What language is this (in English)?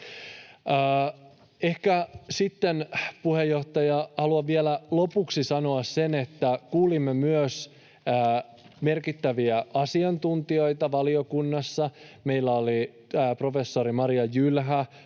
Finnish